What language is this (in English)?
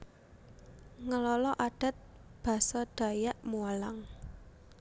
Javanese